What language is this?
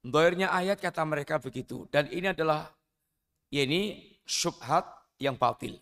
Indonesian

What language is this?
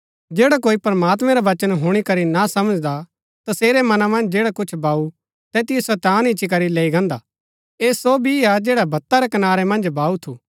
Gaddi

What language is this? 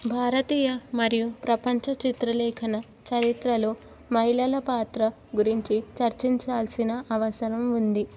Telugu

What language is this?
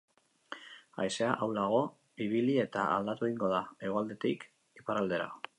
Basque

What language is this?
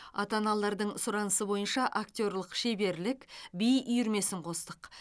Kazakh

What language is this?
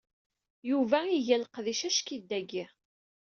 Kabyle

